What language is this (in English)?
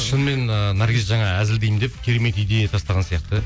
Kazakh